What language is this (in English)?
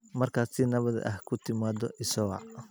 Somali